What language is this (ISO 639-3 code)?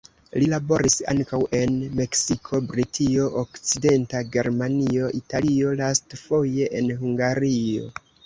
epo